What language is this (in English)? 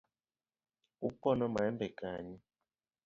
Luo (Kenya and Tanzania)